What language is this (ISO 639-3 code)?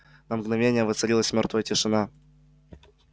rus